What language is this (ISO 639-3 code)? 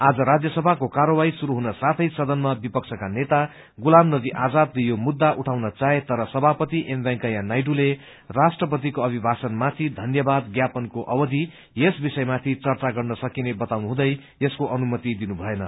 nep